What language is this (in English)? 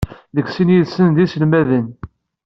Kabyle